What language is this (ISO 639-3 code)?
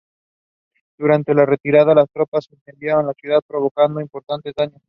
spa